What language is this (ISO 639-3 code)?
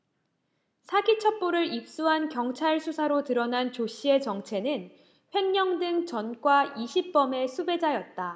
kor